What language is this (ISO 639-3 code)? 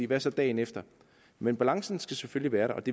dan